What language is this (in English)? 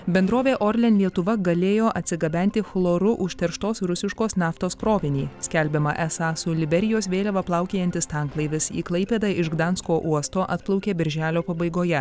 Lithuanian